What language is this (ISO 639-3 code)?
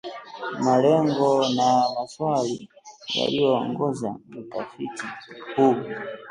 swa